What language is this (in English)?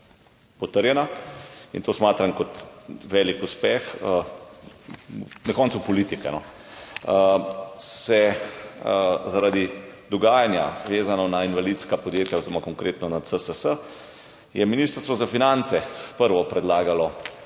Slovenian